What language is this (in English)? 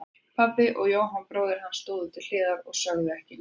Icelandic